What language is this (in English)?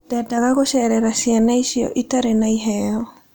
Kikuyu